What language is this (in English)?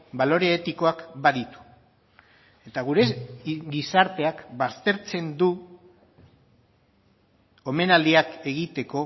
Basque